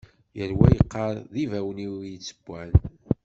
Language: Kabyle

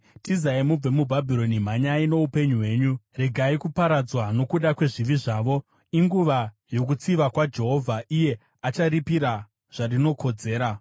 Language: Shona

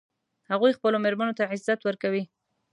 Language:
Pashto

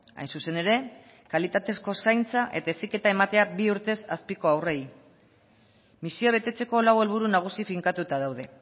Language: Basque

